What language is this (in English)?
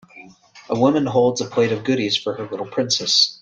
English